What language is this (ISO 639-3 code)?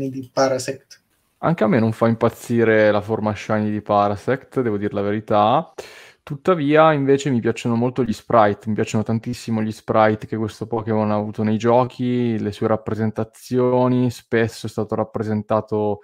ita